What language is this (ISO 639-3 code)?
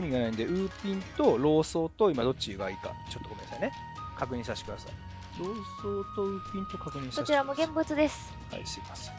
jpn